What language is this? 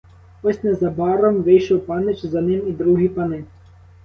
Ukrainian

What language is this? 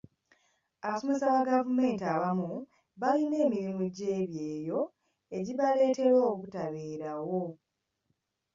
Ganda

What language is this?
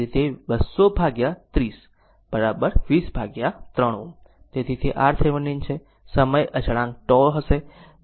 Gujarati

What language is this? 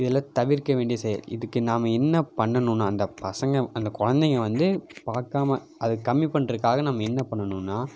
Tamil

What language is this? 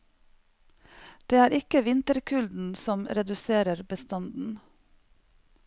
Norwegian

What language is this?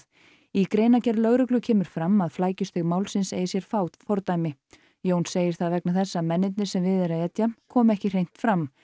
Icelandic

